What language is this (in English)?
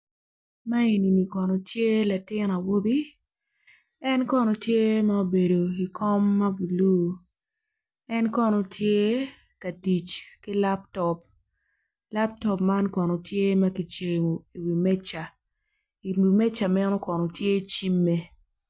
Acoli